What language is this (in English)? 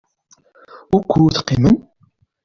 Kabyle